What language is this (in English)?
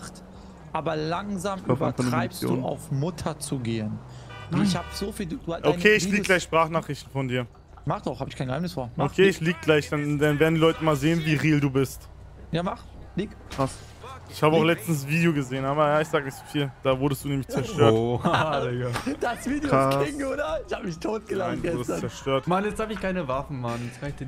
German